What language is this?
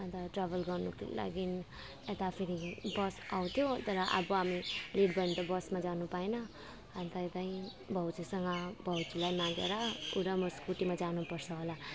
Nepali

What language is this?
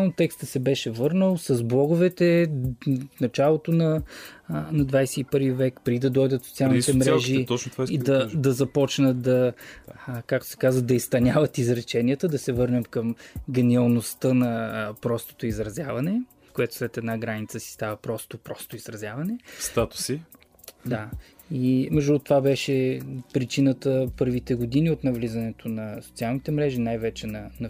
Bulgarian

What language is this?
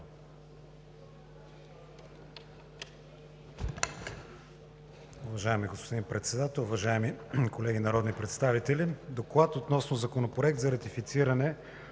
Bulgarian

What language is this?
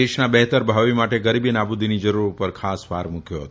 Gujarati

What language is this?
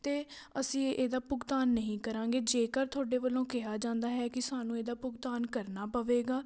Punjabi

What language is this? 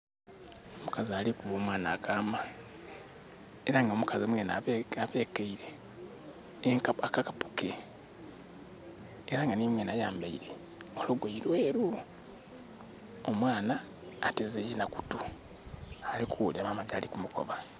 Soga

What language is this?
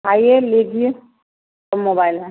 Hindi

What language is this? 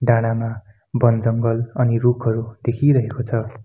Nepali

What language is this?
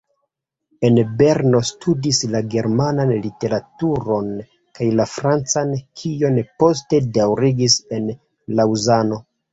Esperanto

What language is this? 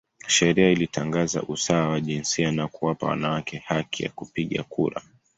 Swahili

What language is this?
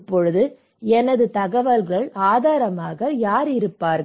Tamil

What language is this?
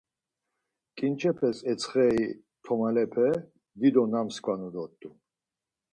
Laz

